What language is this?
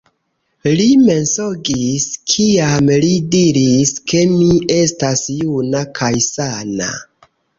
Esperanto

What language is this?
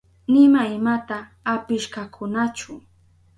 Southern Pastaza Quechua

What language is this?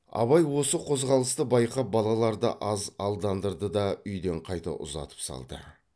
Kazakh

